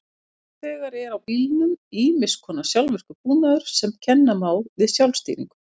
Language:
Icelandic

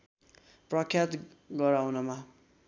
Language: Nepali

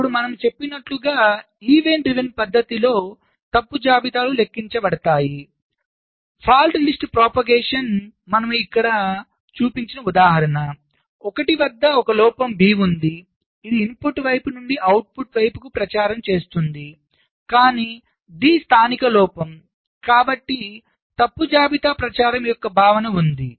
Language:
Telugu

